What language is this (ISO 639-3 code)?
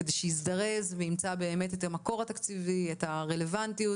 heb